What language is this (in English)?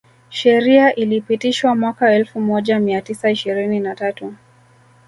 Swahili